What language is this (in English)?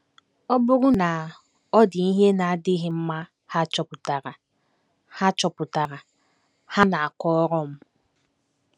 Igbo